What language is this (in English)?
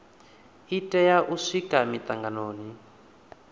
Venda